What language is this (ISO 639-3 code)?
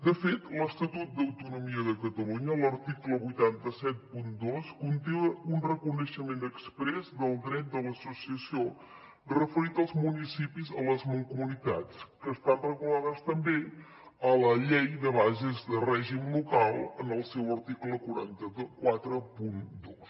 cat